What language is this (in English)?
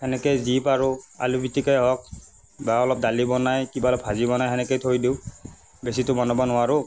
Assamese